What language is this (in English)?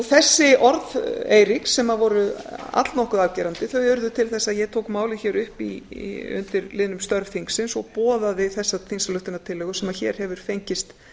Icelandic